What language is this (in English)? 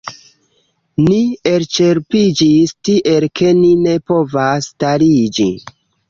Esperanto